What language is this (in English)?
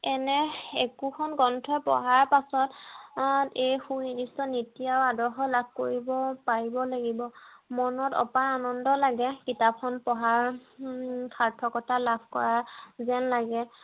Assamese